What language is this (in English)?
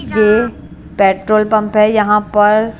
Hindi